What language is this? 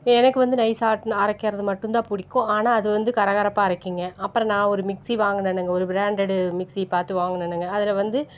Tamil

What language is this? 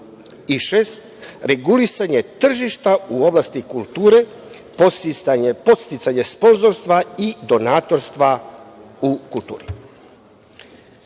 Serbian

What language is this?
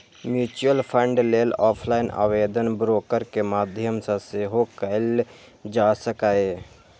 Maithili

